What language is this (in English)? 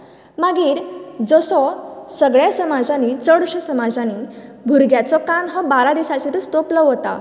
Konkani